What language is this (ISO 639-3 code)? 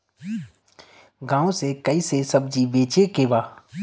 bho